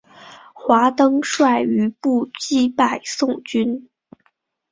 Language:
Chinese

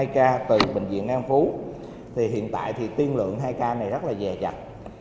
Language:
Vietnamese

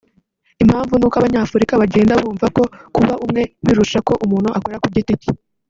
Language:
Kinyarwanda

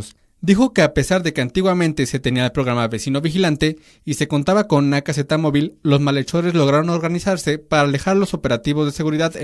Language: Spanish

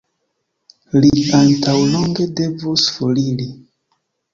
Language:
Esperanto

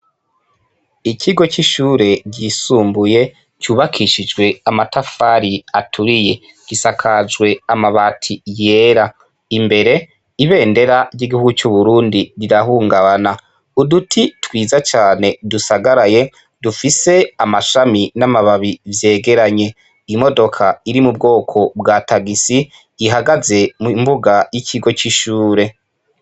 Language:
Rundi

